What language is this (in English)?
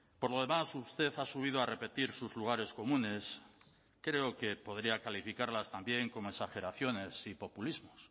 Spanish